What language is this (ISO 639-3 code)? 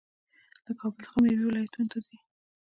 pus